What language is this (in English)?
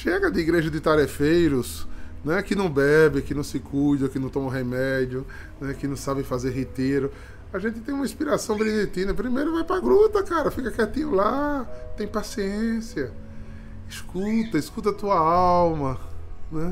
Portuguese